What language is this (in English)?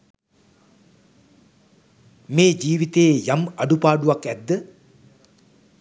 Sinhala